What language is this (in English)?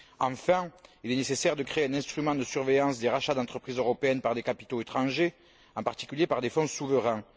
French